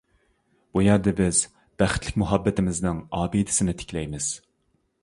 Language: Uyghur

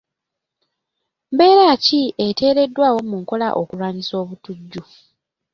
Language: Ganda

